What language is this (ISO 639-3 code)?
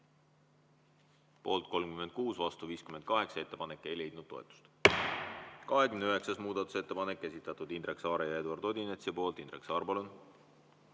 est